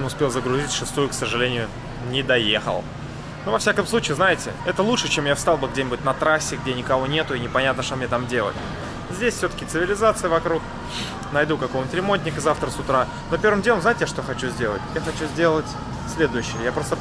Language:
Russian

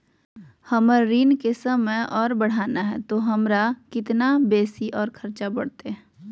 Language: Magahi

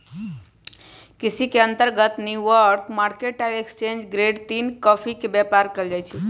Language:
Magahi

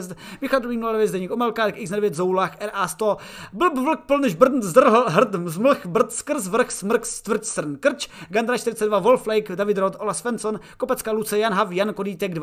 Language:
Czech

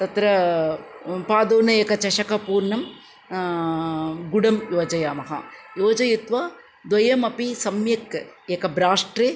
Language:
Sanskrit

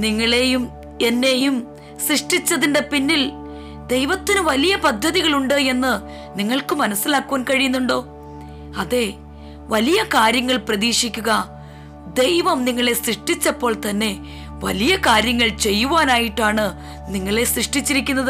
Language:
Malayalam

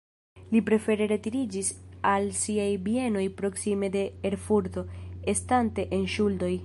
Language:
Esperanto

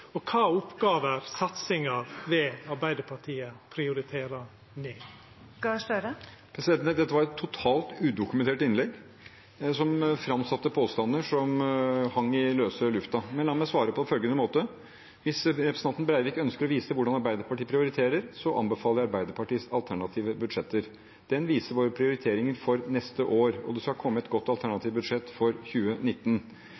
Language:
Norwegian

